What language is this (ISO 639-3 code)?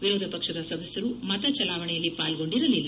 kan